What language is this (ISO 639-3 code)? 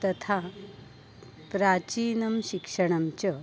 san